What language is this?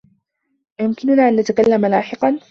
Arabic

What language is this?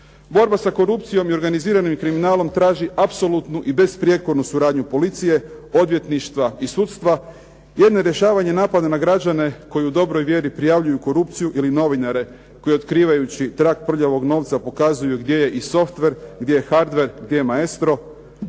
Croatian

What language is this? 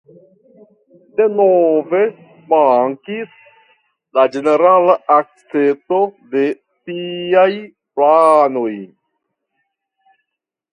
Esperanto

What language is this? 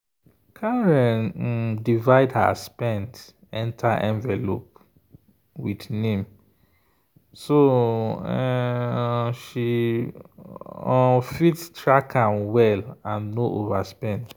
Nigerian Pidgin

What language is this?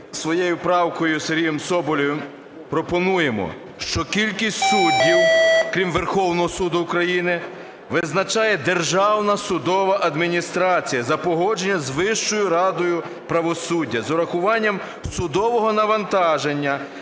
Ukrainian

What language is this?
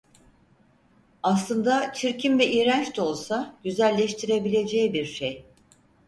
Turkish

